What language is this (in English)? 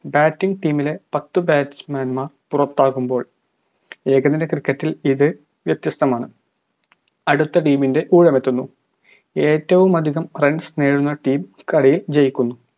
Malayalam